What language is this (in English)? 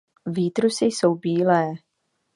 Czech